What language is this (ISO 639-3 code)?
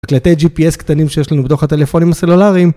heb